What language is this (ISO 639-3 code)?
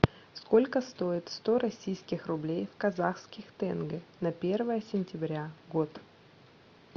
rus